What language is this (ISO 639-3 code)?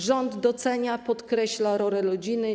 pol